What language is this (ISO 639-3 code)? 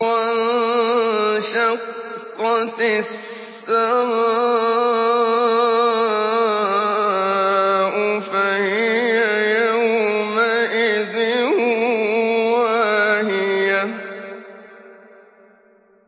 ara